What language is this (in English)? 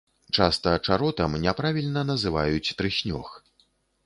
Belarusian